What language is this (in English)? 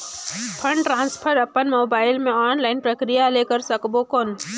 Chhattisgarhi